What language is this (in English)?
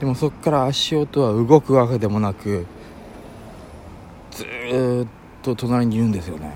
Japanese